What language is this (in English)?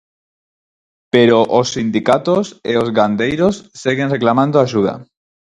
Galician